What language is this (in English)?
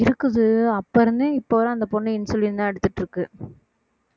Tamil